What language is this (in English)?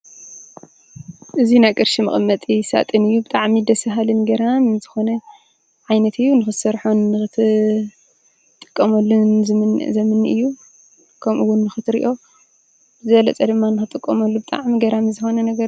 Tigrinya